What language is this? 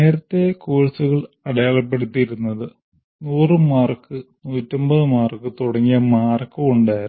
Malayalam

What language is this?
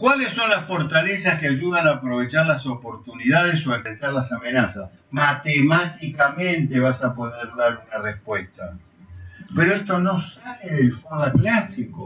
Spanish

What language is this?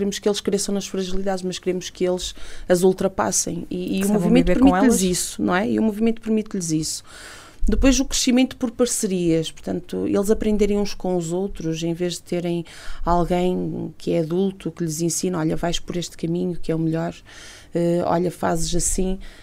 Portuguese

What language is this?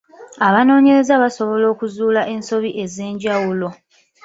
Ganda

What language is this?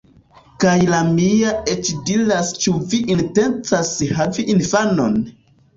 Esperanto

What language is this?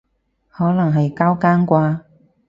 Cantonese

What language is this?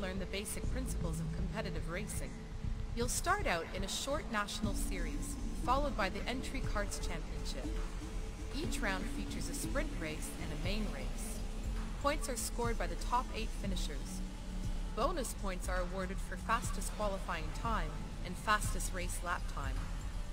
Italian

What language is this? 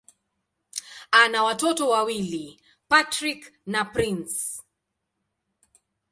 Swahili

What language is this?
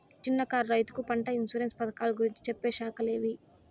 Telugu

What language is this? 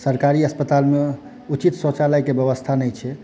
Maithili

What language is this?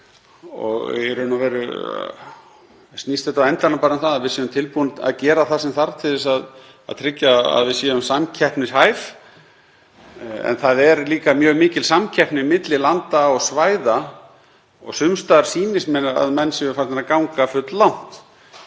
Icelandic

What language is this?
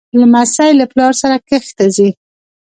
Pashto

